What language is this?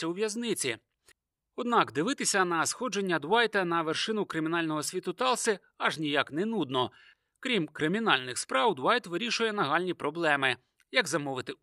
Ukrainian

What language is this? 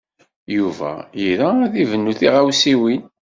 Kabyle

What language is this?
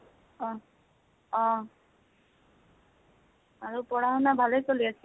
Assamese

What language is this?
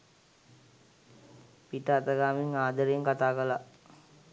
Sinhala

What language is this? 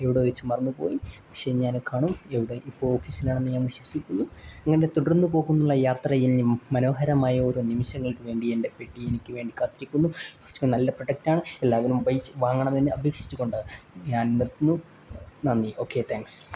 Malayalam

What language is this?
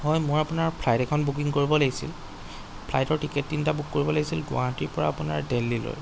Assamese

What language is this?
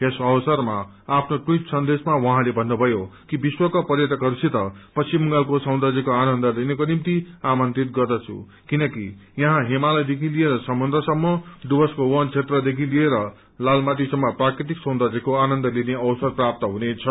Nepali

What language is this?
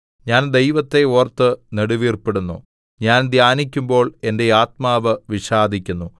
Malayalam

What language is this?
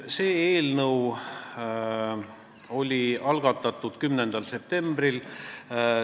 Estonian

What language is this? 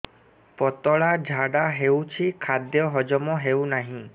Odia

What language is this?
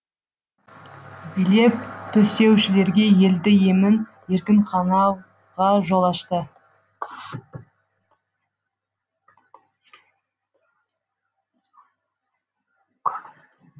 Kazakh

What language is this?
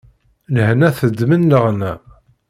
Kabyle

